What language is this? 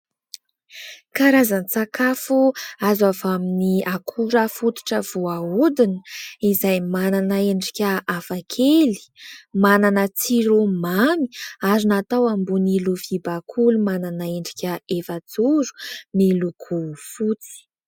Malagasy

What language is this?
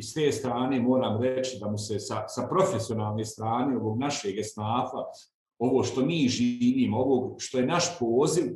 Croatian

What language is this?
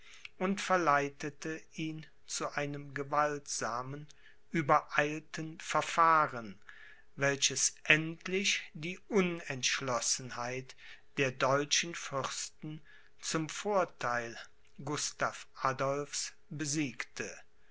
German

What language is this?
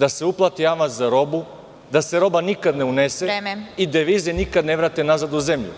Serbian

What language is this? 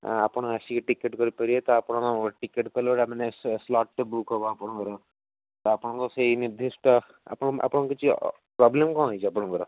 Odia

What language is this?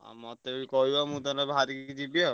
Odia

